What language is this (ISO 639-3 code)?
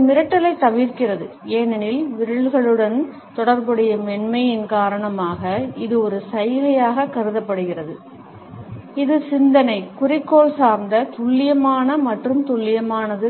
tam